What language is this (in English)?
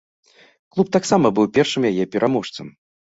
Belarusian